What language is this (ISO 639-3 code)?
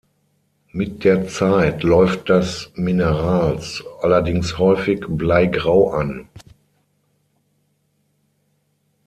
deu